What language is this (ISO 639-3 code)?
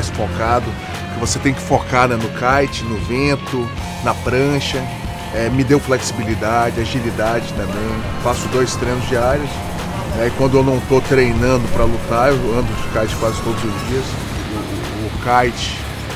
por